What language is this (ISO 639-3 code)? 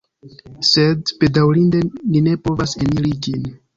epo